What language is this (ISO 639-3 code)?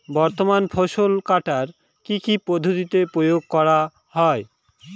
ben